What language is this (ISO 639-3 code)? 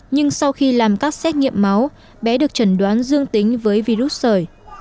vie